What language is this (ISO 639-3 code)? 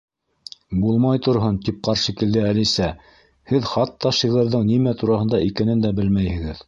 bak